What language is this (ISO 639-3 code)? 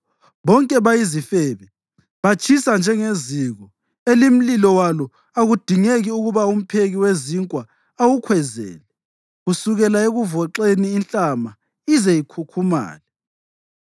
nde